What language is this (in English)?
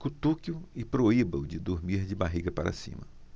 Portuguese